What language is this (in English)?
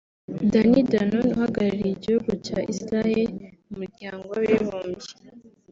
Kinyarwanda